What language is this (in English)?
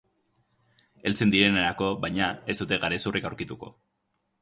Basque